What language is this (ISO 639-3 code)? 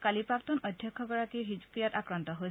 asm